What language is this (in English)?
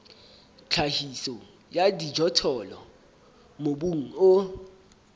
Southern Sotho